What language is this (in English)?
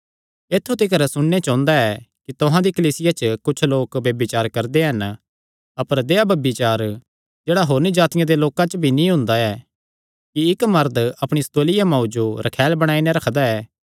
Kangri